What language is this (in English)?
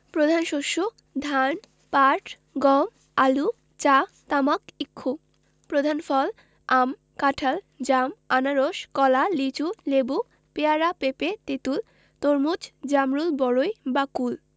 Bangla